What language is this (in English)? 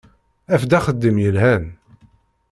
Kabyle